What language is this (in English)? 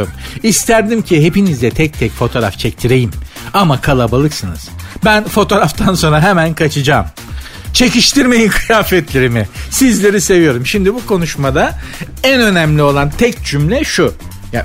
Turkish